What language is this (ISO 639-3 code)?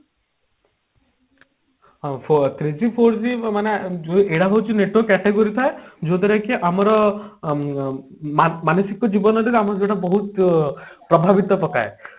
ori